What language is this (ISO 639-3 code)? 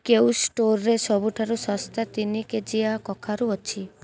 ori